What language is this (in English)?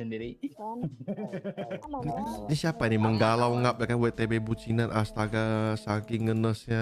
Indonesian